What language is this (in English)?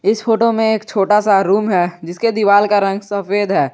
Hindi